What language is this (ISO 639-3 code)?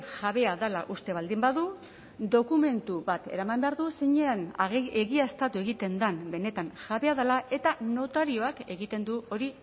eus